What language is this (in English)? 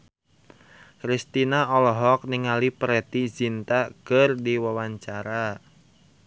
Sundanese